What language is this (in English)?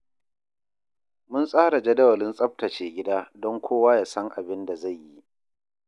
Hausa